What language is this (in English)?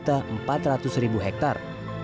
Indonesian